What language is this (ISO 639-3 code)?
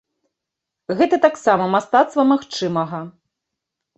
bel